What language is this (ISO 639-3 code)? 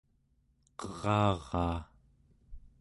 esu